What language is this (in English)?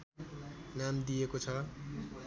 Nepali